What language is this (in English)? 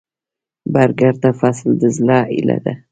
Pashto